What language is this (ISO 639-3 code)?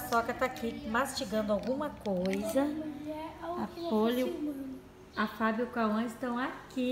por